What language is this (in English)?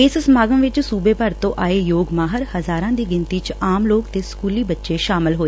Punjabi